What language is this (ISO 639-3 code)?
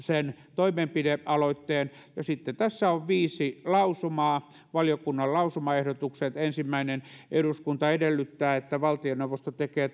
fin